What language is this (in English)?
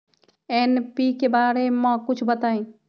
Magahi